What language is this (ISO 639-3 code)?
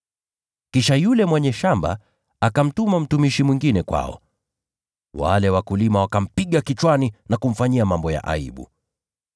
swa